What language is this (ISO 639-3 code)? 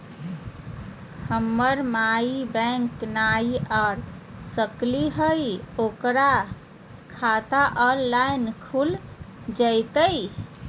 mag